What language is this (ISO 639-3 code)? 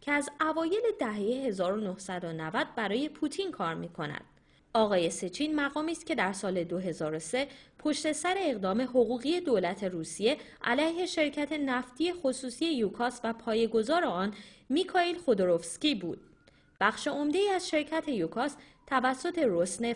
fas